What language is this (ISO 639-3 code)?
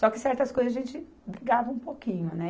por